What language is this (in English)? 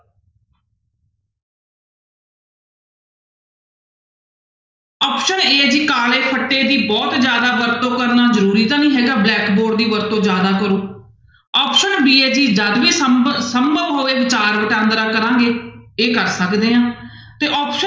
Punjabi